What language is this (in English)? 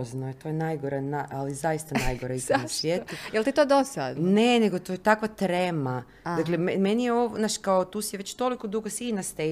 Croatian